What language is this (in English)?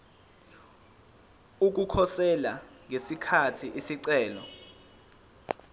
Zulu